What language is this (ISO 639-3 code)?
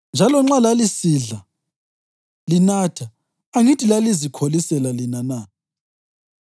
nde